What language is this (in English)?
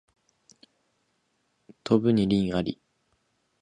Japanese